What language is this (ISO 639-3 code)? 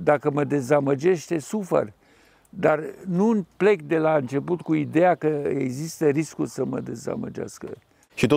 ron